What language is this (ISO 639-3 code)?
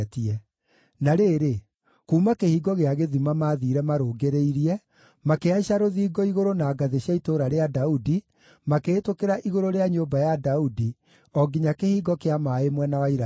kik